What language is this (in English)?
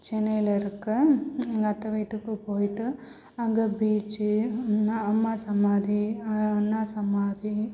Tamil